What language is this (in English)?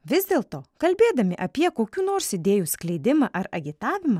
Lithuanian